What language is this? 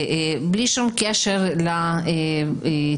Hebrew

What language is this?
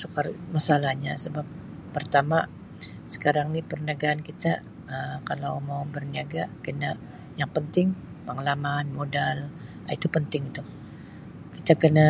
Sabah Malay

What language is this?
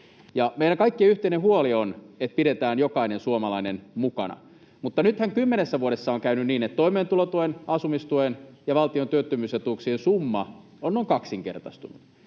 Finnish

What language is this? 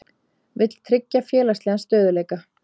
Icelandic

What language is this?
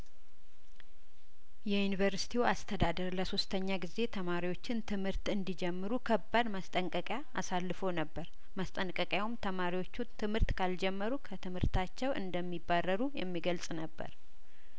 Amharic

